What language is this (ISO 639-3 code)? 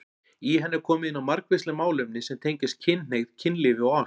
isl